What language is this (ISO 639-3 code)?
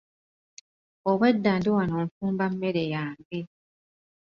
lug